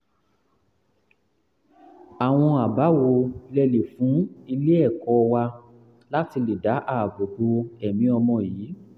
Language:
Yoruba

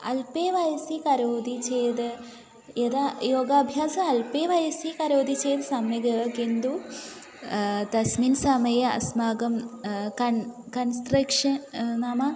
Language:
Sanskrit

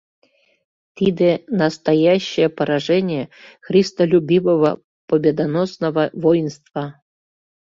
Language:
Mari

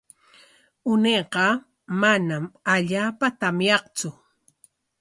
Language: Corongo Ancash Quechua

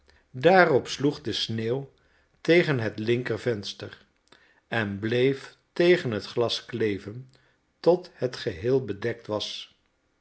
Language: Dutch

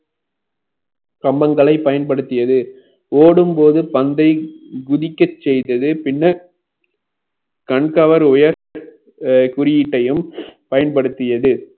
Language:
Tamil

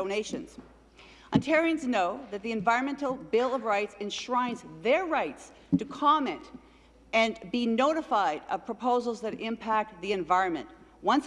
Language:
English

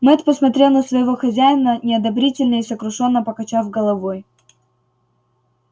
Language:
Russian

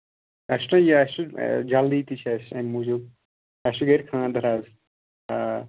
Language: Kashmiri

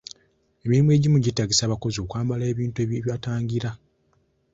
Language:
Ganda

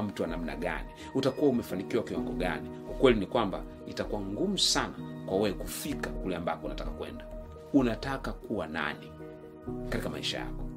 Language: Swahili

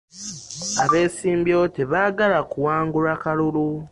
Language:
Ganda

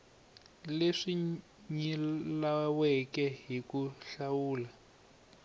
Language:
Tsonga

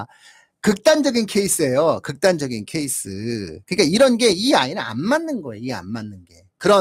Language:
Korean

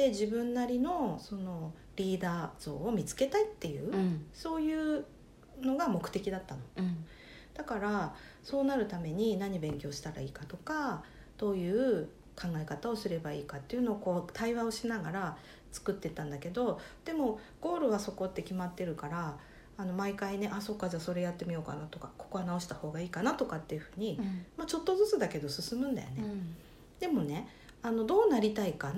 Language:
Japanese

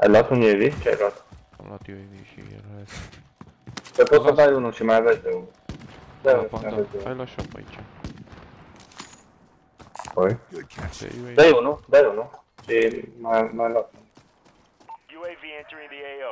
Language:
Romanian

